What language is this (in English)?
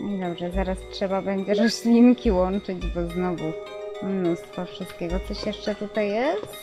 Polish